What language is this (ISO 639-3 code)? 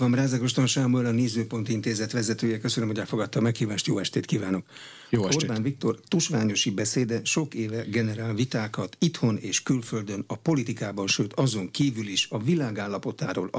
hun